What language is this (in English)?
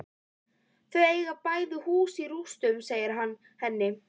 Icelandic